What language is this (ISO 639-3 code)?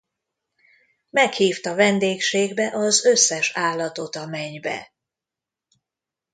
hun